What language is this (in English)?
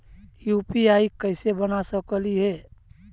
Magahi